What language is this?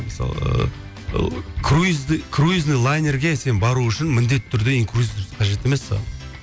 Kazakh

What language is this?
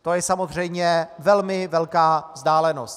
Czech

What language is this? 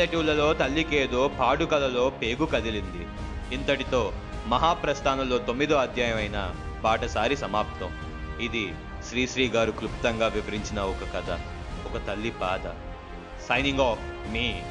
Telugu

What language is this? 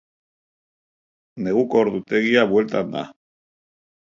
Basque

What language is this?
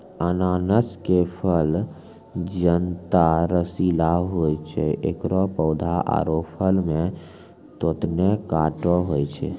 Maithili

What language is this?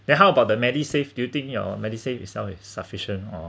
English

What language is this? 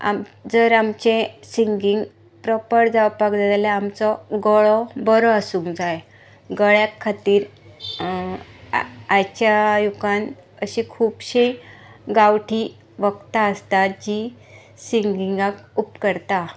Konkani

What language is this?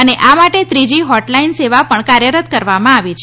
Gujarati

